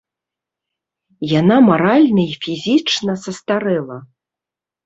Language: Belarusian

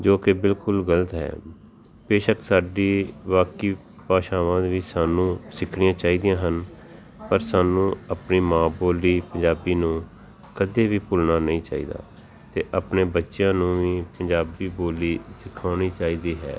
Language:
Punjabi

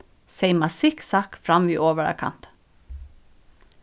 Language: Faroese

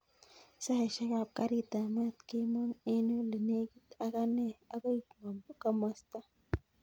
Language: Kalenjin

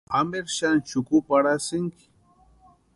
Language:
Western Highland Purepecha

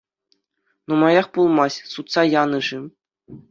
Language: Chuvash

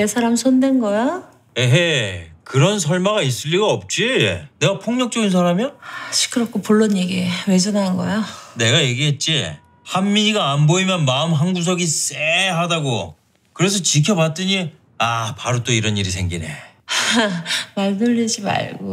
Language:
Korean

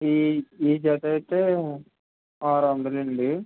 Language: Telugu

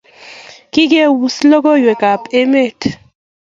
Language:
Kalenjin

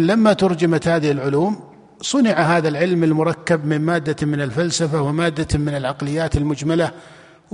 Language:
Arabic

